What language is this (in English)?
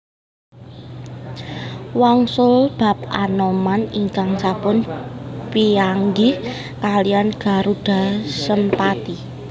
Javanese